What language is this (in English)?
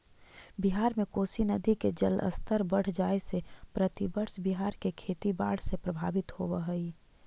Magahi